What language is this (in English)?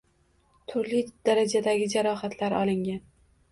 Uzbek